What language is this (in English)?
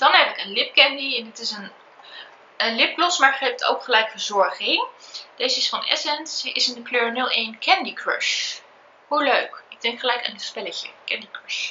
Dutch